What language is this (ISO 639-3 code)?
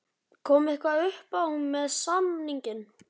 isl